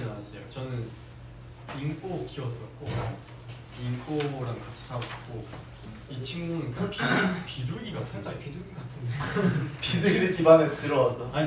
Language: Korean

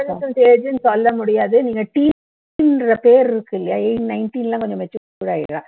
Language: Tamil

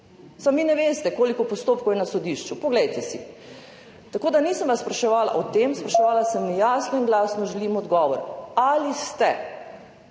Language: Slovenian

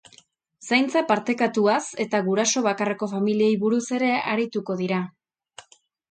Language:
Basque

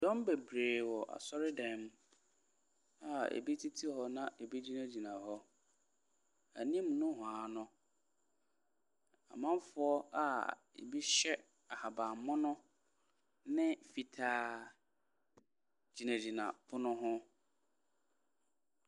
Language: Akan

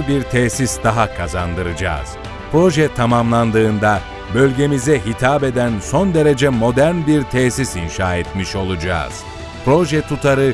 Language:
Turkish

